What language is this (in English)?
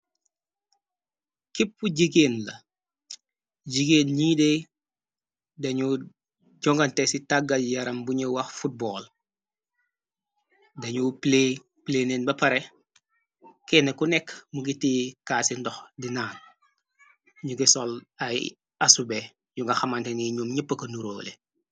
Wolof